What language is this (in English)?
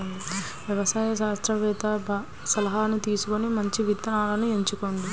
Telugu